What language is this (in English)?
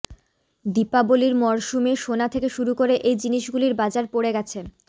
Bangla